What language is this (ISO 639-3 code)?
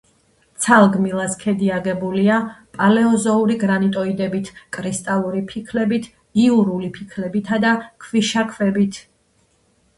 kat